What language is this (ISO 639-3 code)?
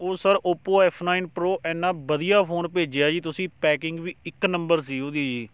pan